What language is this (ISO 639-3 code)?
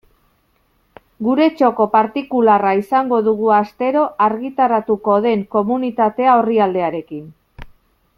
eus